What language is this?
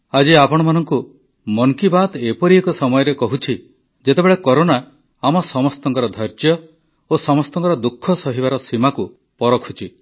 Odia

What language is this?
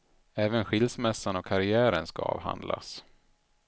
Swedish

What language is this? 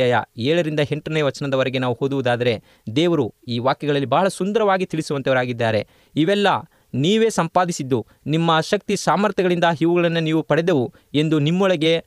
Kannada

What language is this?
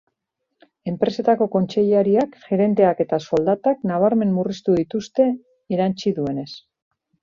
Basque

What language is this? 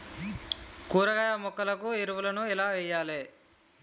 Telugu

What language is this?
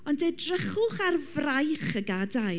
Welsh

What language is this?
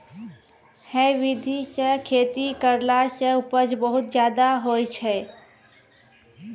Maithili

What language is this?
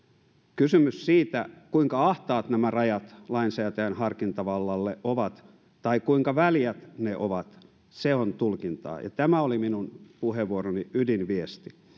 Finnish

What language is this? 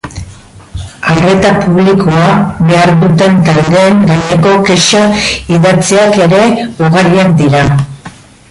Basque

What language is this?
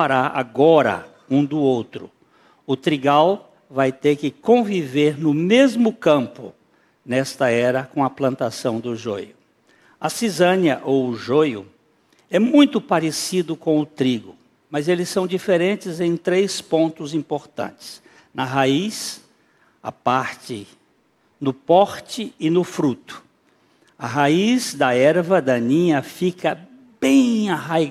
Portuguese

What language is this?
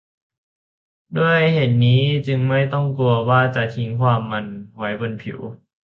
Thai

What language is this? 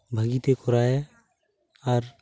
Santali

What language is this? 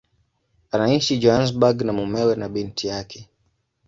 Swahili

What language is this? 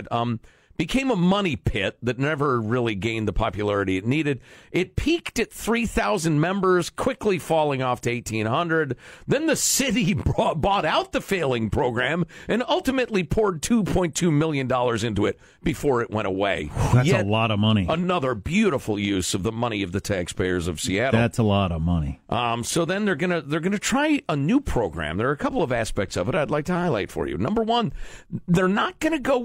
English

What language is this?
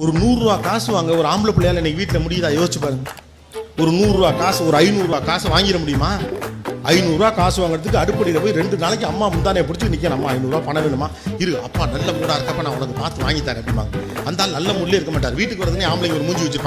Arabic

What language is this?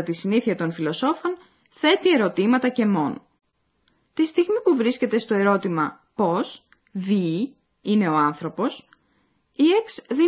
Greek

